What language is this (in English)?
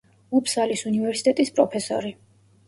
Georgian